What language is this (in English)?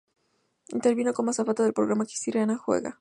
Spanish